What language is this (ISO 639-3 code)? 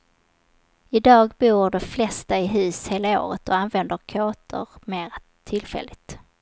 swe